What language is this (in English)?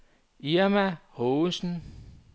Danish